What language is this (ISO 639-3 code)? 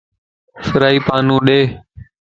lss